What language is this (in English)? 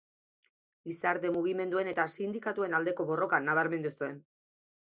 Basque